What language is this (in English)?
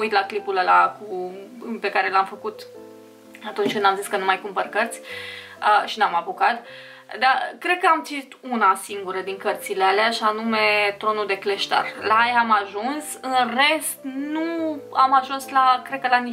Romanian